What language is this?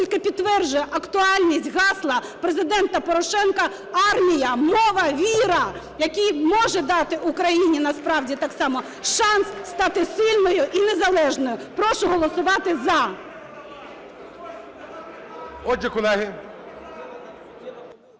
Ukrainian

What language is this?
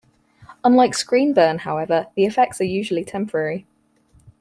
English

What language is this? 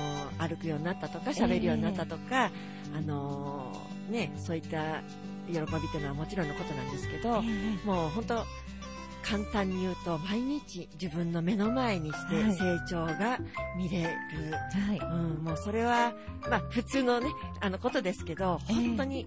Japanese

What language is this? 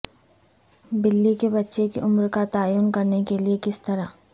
Urdu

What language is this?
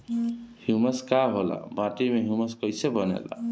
Bhojpuri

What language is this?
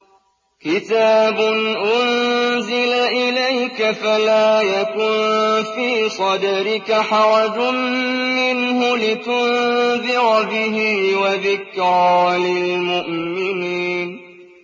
Arabic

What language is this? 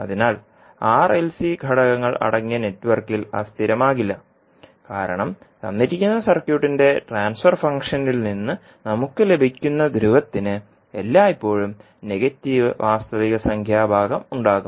Malayalam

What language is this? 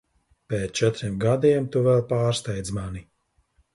Latvian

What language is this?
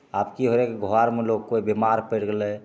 Maithili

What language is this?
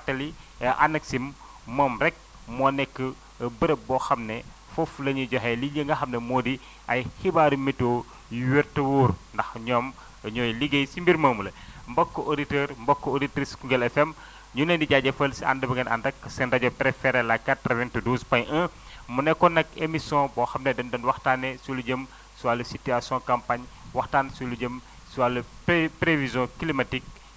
Wolof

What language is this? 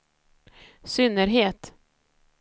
Swedish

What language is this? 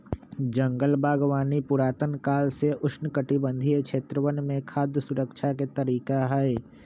Magahi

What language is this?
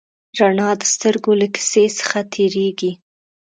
Pashto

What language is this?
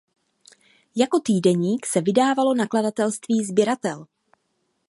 Czech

